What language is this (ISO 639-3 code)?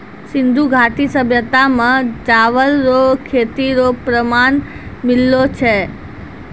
mai